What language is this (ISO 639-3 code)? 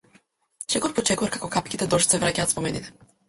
mkd